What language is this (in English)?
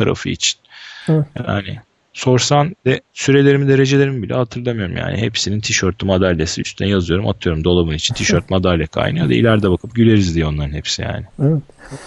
Turkish